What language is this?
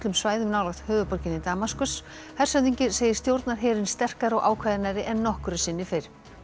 Icelandic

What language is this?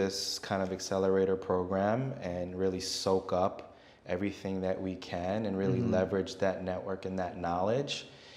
English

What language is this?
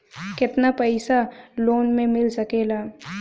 Bhojpuri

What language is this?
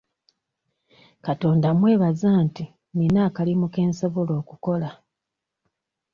Ganda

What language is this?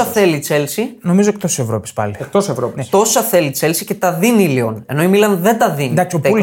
Greek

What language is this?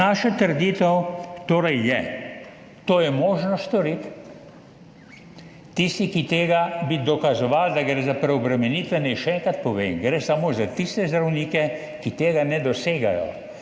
Slovenian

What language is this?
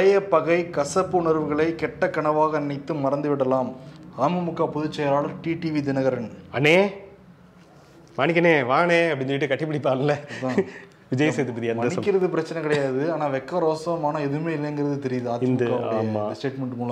Tamil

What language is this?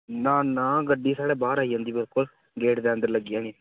Dogri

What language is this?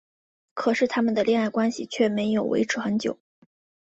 Chinese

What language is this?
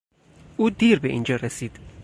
Persian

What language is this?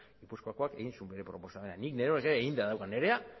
Basque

